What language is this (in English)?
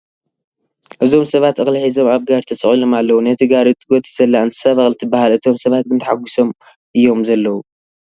Tigrinya